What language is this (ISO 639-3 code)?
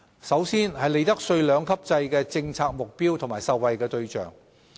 yue